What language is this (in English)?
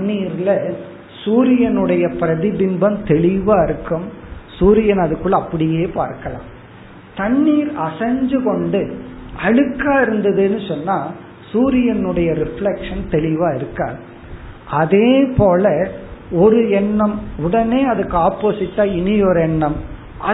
Tamil